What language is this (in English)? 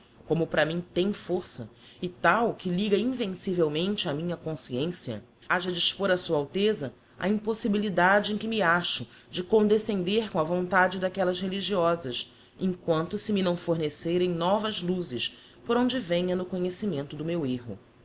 Portuguese